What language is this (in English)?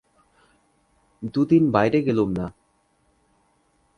Bangla